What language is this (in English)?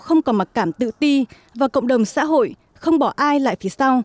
Vietnamese